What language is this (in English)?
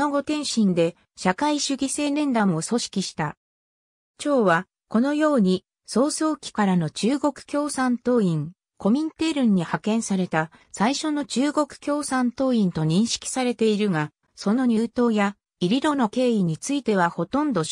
Japanese